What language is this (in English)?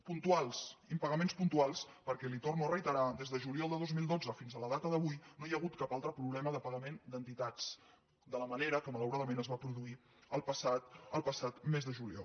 Catalan